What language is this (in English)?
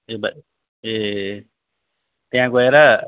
Nepali